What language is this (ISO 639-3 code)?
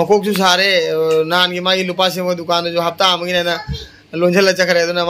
tha